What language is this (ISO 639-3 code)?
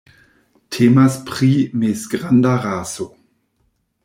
epo